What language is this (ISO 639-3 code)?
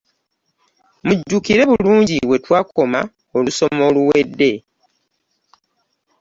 lug